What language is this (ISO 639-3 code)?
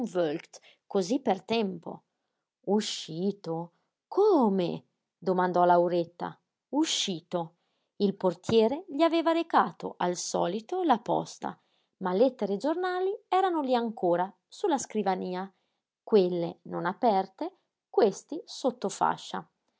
ita